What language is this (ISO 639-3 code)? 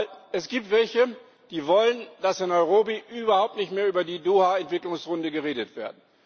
deu